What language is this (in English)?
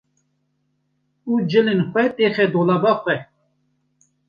Kurdish